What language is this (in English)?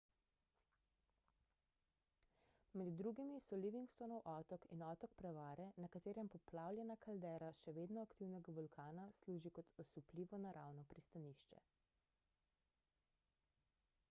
Slovenian